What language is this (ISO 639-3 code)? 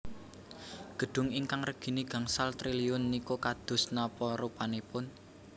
jav